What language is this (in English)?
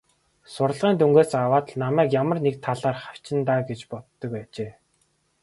Mongolian